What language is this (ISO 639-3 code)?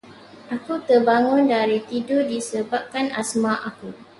msa